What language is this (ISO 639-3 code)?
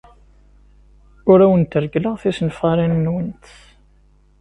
kab